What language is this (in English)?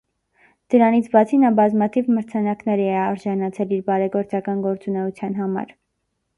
Armenian